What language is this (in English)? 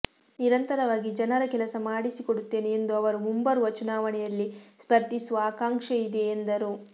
Kannada